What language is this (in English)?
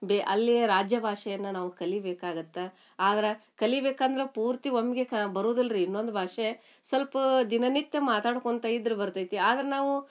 Kannada